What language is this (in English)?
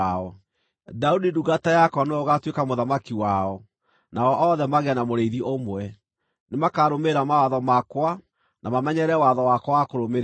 Kikuyu